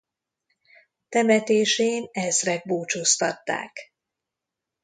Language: Hungarian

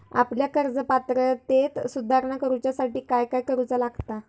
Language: Marathi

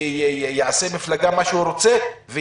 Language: Hebrew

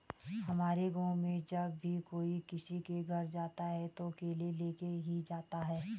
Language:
Hindi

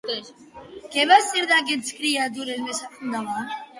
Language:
Catalan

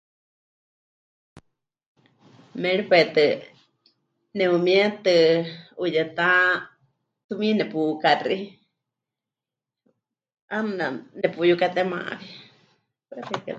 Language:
Huichol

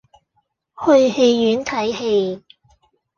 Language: Cantonese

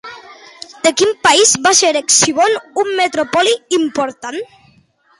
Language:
Catalan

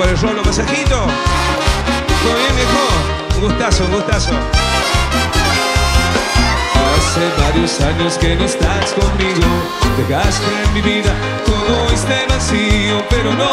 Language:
Spanish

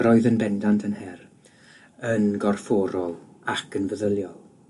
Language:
Welsh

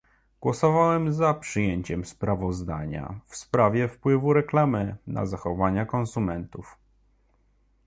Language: Polish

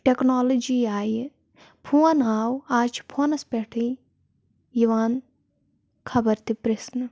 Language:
Kashmiri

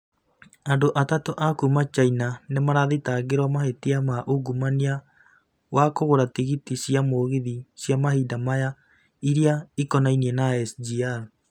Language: Kikuyu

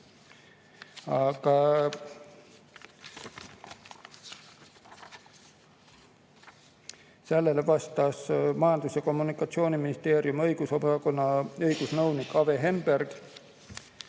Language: Estonian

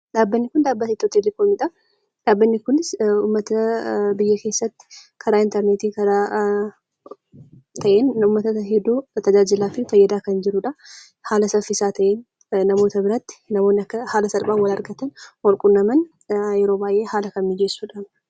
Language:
Oromo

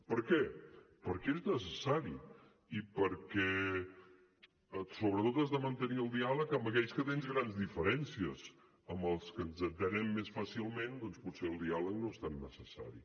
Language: Catalan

